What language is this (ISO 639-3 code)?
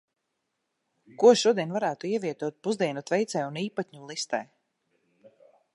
lav